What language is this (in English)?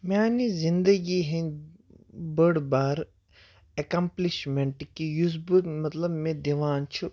Kashmiri